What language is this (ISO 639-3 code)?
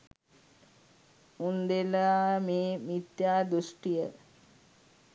sin